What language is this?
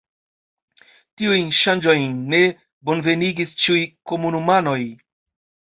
Esperanto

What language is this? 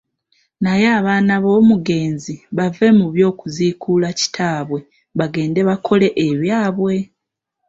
Ganda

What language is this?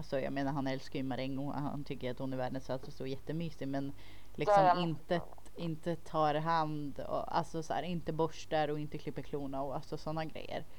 Swedish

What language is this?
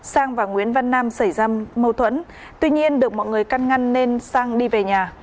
Vietnamese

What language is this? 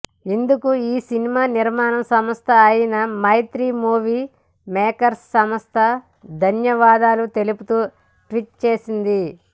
Telugu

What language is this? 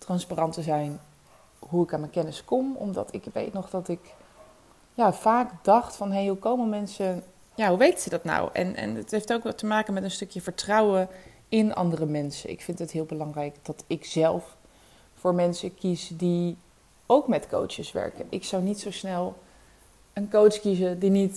Dutch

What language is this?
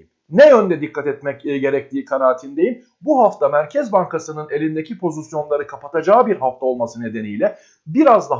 Turkish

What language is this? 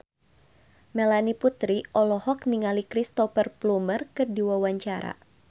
Sundanese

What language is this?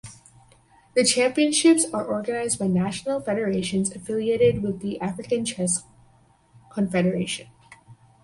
English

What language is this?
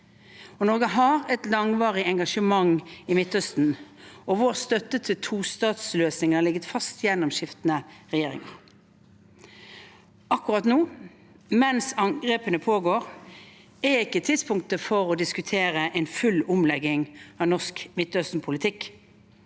Norwegian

